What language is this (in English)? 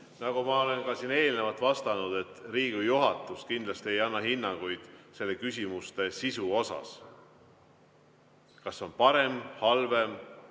Estonian